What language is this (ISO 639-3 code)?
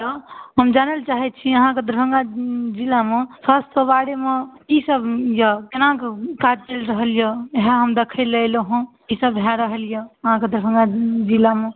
mai